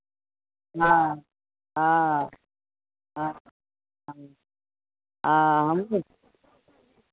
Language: Maithili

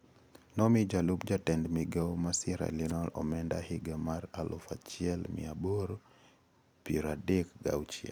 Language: Luo (Kenya and Tanzania)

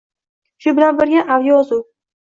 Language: Uzbek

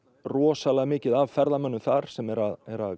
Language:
Icelandic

